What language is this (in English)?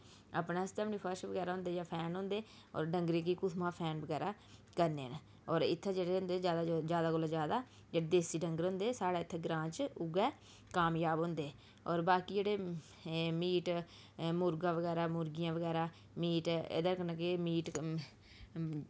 Dogri